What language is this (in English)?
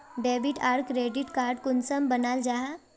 Magahi